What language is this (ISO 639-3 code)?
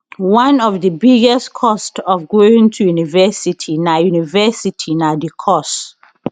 pcm